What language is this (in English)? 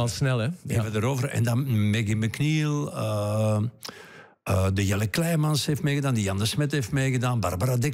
Dutch